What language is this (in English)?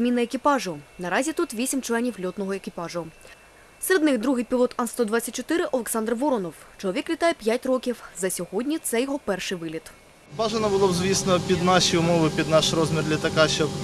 Ukrainian